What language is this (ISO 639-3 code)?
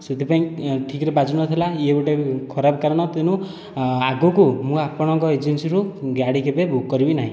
ori